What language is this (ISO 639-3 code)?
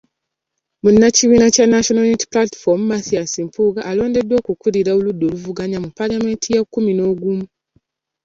lug